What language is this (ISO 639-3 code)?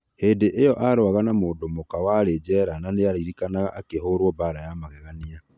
kik